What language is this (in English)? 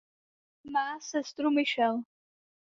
Czech